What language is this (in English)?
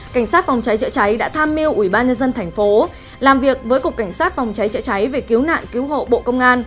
Vietnamese